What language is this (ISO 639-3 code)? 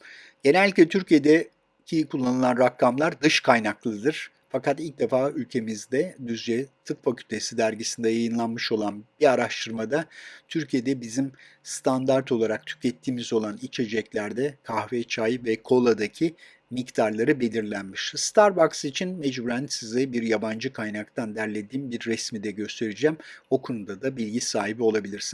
tur